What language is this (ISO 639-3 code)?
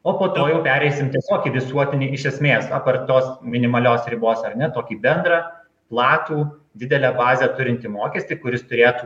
lit